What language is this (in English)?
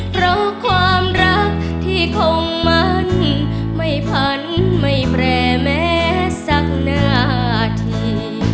Thai